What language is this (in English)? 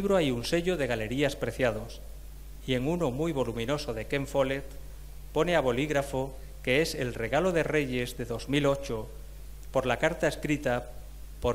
Spanish